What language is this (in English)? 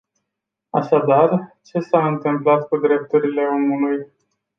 Romanian